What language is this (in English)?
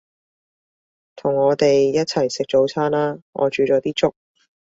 Cantonese